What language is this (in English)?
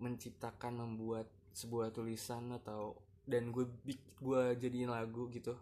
Indonesian